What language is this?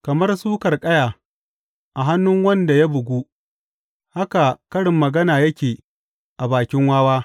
Hausa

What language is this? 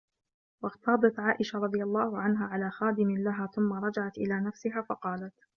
Arabic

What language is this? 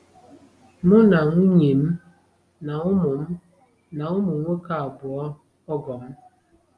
Igbo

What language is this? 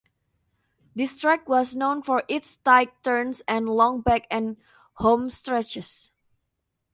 English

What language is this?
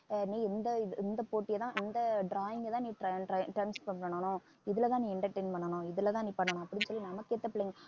Tamil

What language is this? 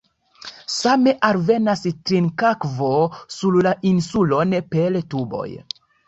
Esperanto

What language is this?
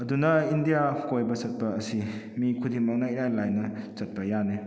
Manipuri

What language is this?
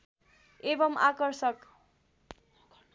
Nepali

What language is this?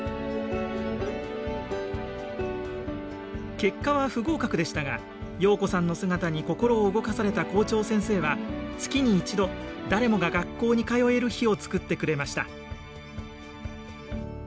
Japanese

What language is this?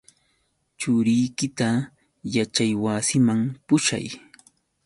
Yauyos Quechua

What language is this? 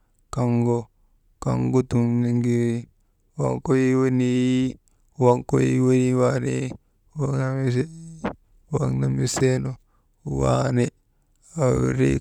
Maba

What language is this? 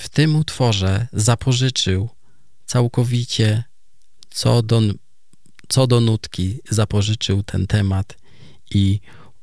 Polish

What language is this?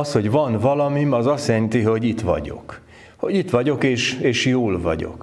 Hungarian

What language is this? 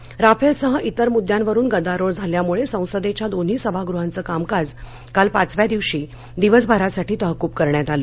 Marathi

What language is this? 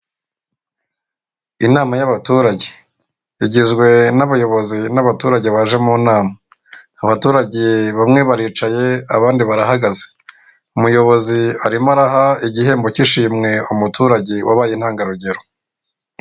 Kinyarwanda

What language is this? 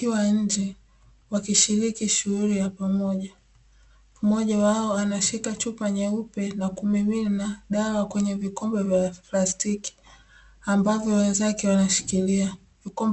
Swahili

